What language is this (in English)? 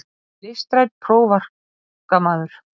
Icelandic